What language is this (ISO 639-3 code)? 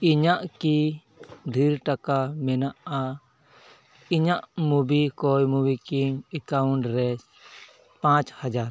sat